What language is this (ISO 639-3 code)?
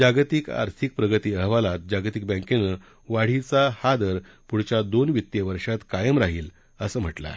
mar